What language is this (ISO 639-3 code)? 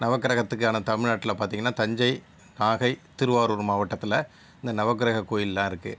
tam